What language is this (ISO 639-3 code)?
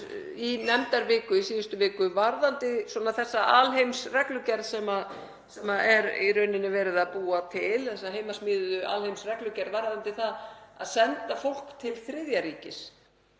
isl